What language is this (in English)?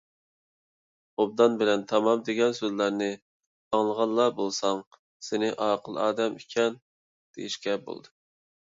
Uyghur